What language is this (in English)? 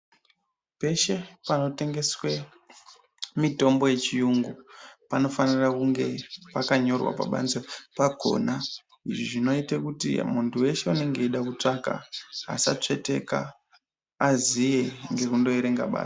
Ndau